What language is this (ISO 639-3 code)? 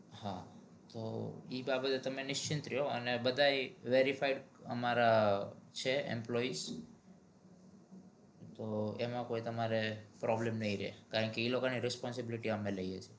guj